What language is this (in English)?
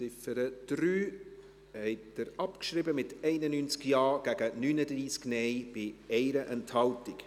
Swiss German